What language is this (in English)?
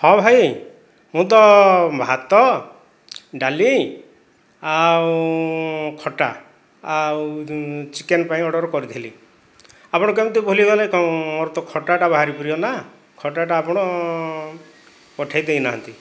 Odia